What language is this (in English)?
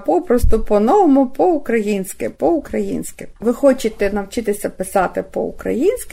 Ukrainian